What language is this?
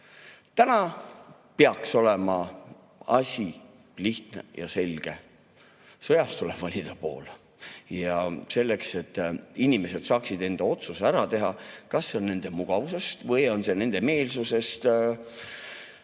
Estonian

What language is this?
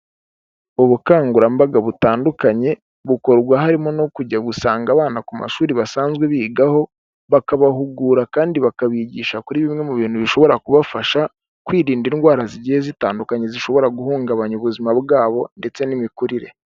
Kinyarwanda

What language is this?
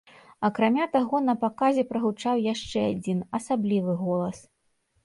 Belarusian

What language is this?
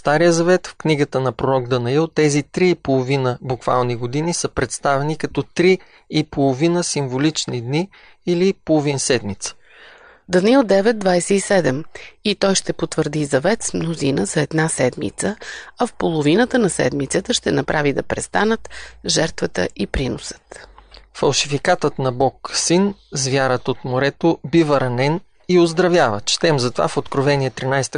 Bulgarian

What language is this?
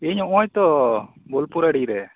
Santali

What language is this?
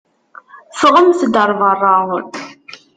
Kabyle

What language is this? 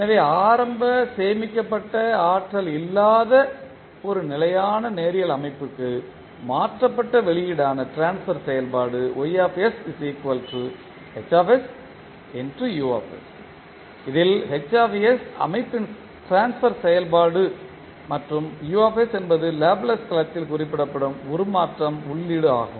Tamil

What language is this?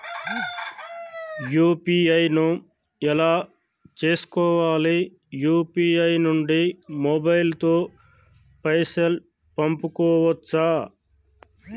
Telugu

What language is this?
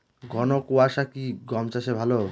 Bangla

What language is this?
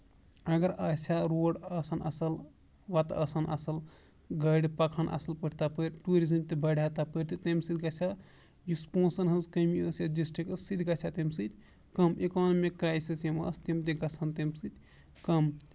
Kashmiri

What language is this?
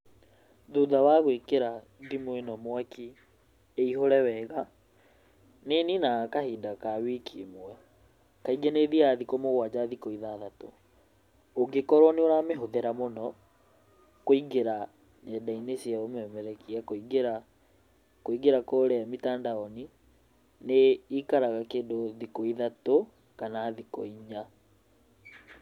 Kikuyu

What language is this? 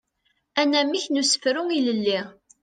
Kabyle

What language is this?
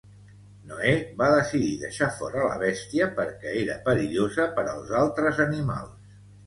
Catalan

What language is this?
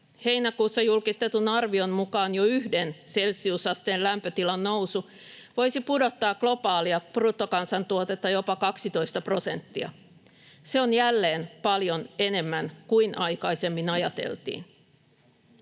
Finnish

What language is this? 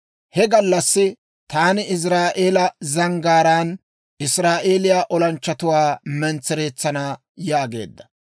Dawro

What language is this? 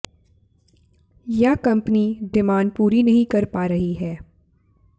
Hindi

